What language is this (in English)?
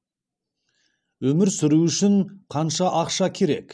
Kazakh